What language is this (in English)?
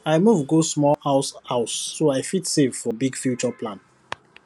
Nigerian Pidgin